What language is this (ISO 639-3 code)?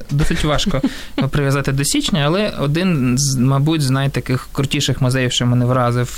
ukr